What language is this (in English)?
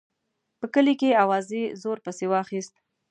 Pashto